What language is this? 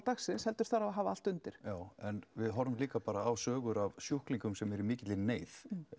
Icelandic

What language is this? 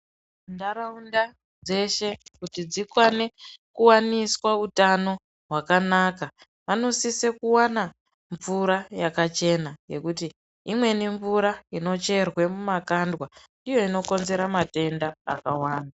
Ndau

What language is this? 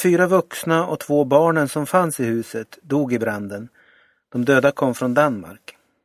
Swedish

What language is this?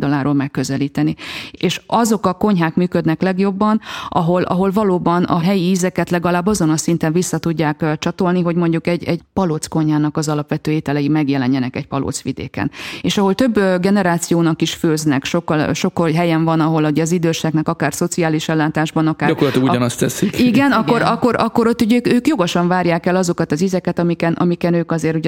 Hungarian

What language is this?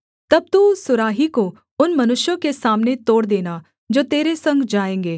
Hindi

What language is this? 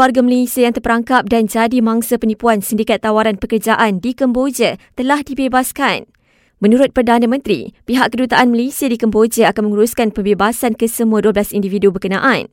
Malay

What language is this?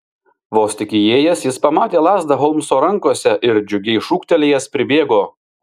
Lithuanian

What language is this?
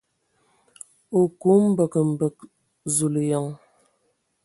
Ewondo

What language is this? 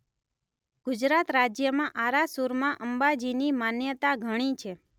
Gujarati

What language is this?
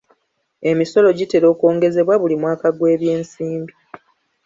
Ganda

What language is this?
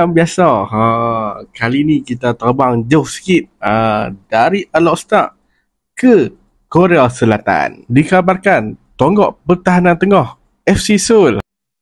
Malay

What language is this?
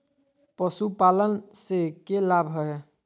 Magahi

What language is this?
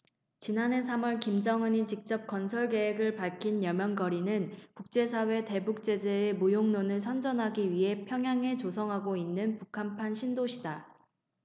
Korean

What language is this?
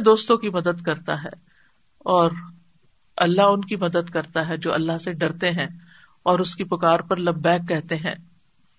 Urdu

